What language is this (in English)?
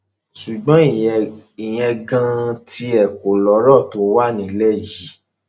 Yoruba